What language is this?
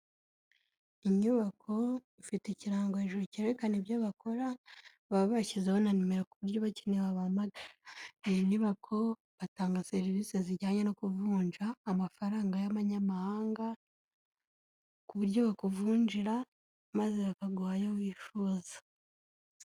Kinyarwanda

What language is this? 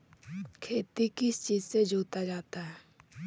Magahi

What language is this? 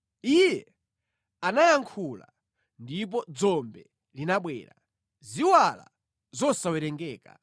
Nyanja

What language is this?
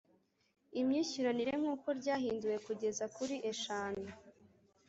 Kinyarwanda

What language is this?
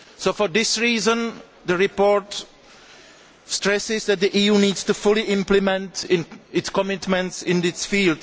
English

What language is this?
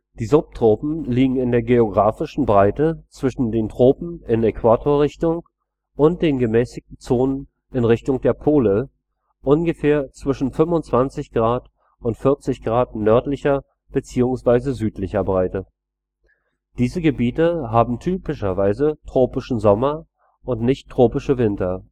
German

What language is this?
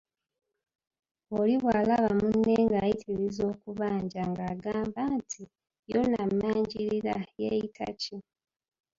Ganda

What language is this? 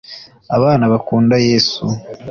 Kinyarwanda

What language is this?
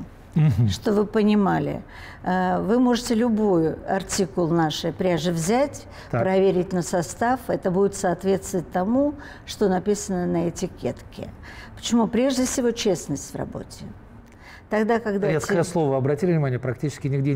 Russian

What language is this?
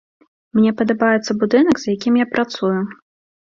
Belarusian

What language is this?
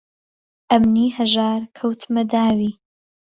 Central Kurdish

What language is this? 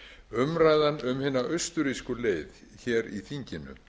Icelandic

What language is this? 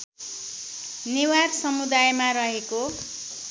Nepali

